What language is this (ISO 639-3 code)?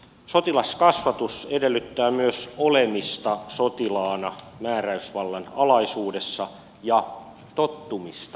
fin